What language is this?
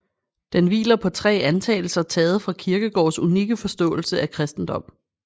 Danish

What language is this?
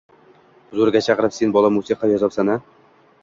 Uzbek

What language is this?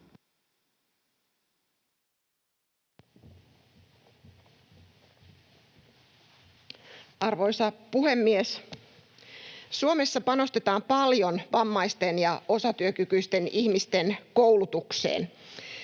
Finnish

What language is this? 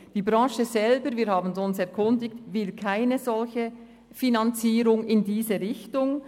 Swiss German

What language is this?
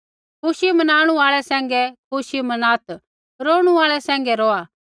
Kullu Pahari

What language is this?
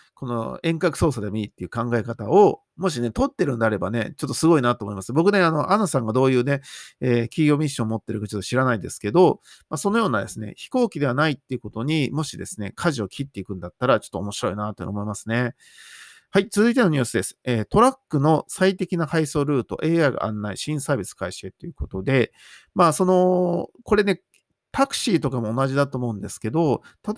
Japanese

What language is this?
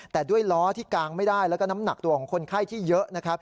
Thai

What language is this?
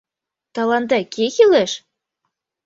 Mari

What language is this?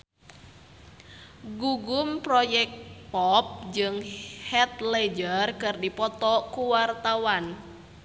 Sundanese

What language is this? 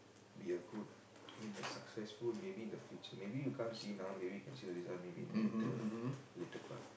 English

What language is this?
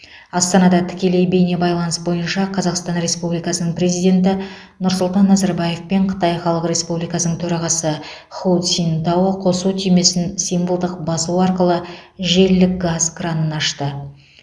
Kazakh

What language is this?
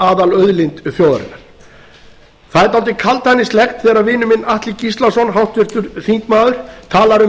Icelandic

